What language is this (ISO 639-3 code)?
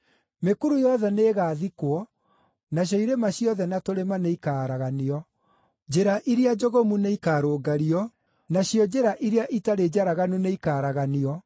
kik